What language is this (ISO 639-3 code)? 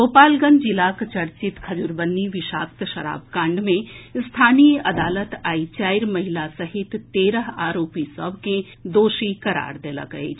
mai